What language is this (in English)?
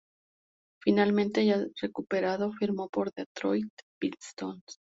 Spanish